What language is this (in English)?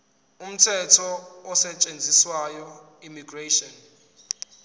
Zulu